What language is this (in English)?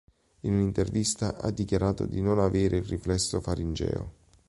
Italian